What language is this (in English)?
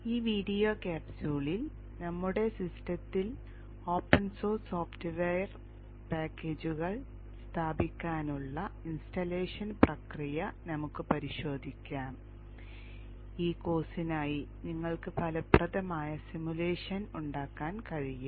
Malayalam